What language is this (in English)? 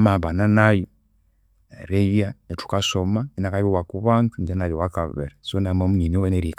Konzo